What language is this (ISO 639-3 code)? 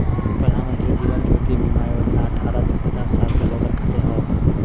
bho